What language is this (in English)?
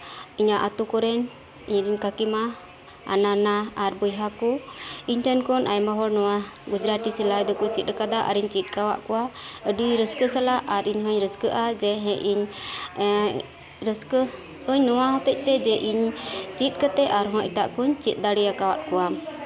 Santali